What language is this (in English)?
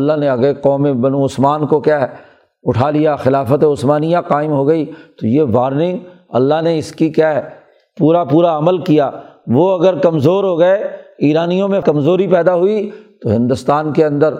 Urdu